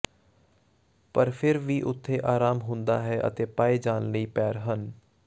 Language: Punjabi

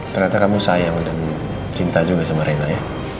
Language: Indonesian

